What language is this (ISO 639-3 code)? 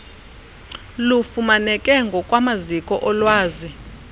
xho